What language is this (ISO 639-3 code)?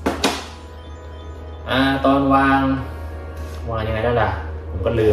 tha